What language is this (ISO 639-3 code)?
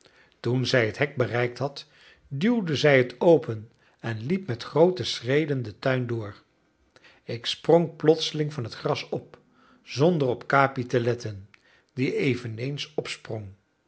nld